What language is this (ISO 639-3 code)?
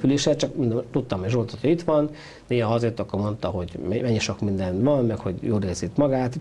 hun